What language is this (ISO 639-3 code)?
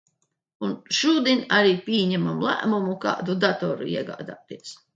lav